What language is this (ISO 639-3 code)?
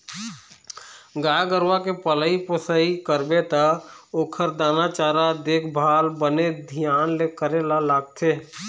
hne